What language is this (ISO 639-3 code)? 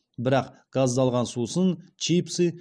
kaz